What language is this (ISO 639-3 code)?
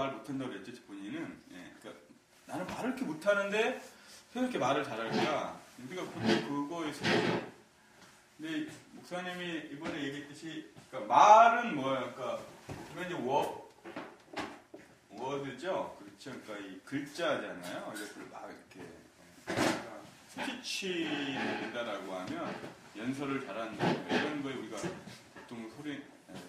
kor